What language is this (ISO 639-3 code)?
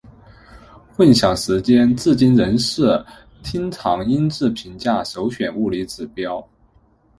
zho